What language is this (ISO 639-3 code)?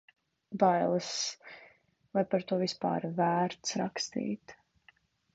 lav